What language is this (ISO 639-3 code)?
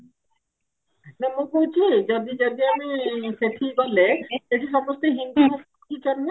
ori